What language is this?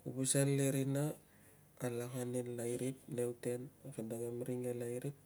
Tungag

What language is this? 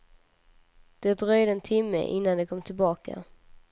Swedish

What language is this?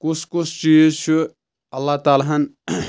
Kashmiri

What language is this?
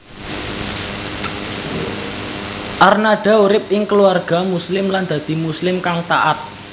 Javanese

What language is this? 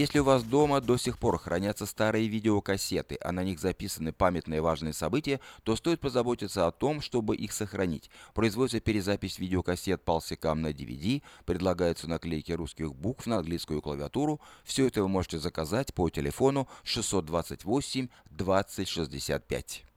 Russian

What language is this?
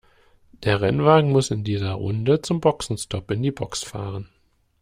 German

